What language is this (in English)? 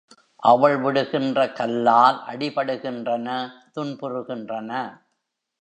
Tamil